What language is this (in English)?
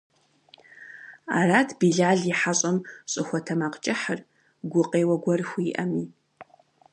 Kabardian